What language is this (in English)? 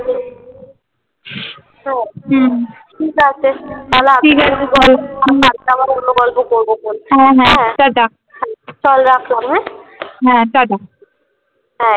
Bangla